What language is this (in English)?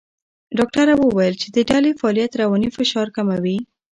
Pashto